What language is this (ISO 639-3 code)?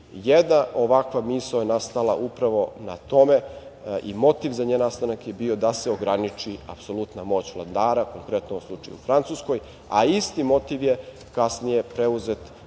srp